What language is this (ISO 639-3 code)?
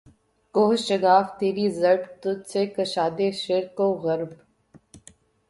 urd